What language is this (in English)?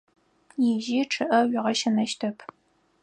Adyghe